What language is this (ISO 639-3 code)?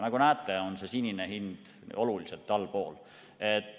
est